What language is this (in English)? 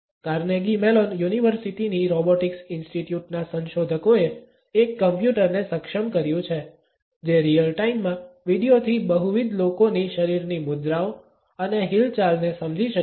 Gujarati